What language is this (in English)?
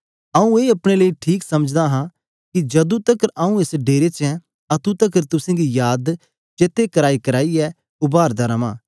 Dogri